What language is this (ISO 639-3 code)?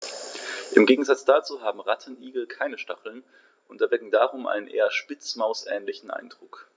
deu